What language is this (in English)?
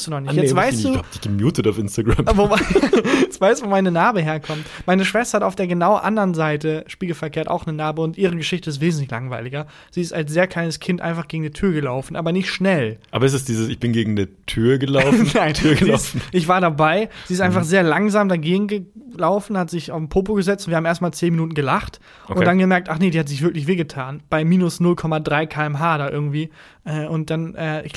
German